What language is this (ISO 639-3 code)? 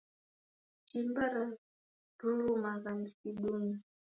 dav